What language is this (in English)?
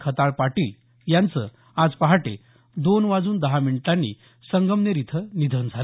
Marathi